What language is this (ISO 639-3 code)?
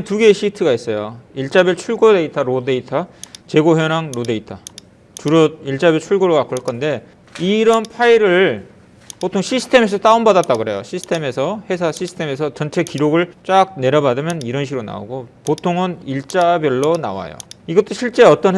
kor